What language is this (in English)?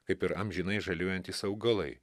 Lithuanian